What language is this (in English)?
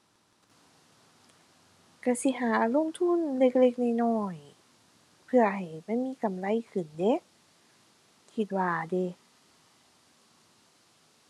Thai